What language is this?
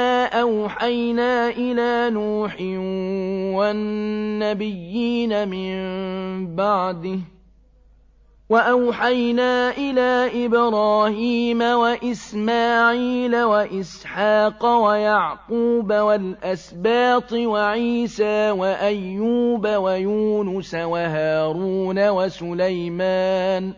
Arabic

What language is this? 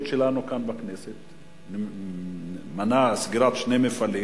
Hebrew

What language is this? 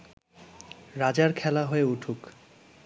Bangla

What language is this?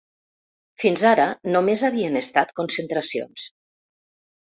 Catalan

